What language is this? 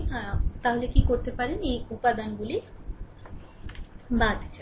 Bangla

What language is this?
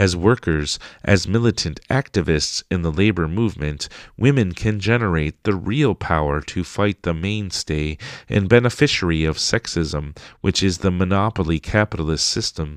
English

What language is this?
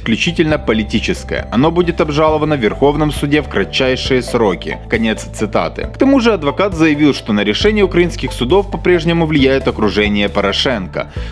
Russian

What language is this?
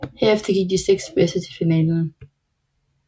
Danish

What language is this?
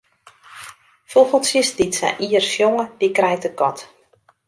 Western Frisian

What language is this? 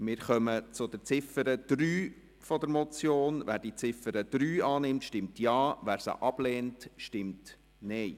Swiss German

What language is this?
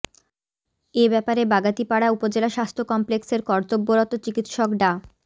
Bangla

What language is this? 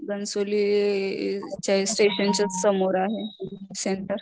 Marathi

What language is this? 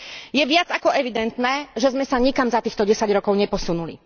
Slovak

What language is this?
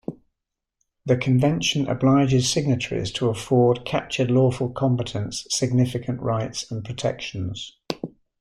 English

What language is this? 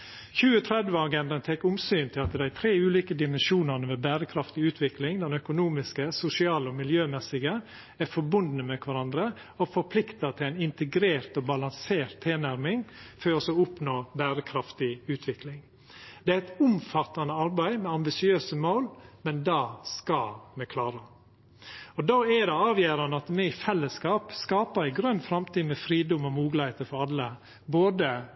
Norwegian Nynorsk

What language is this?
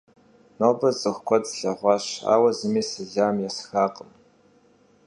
Kabardian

